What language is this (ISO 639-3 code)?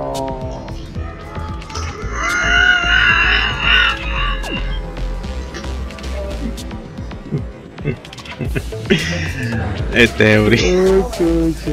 spa